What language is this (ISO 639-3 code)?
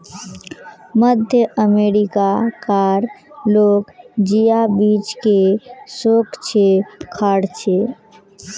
mag